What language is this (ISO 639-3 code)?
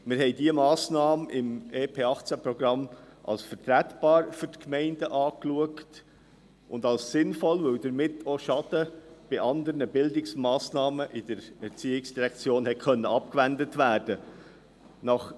gsw